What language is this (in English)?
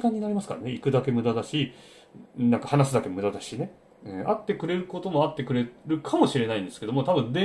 Japanese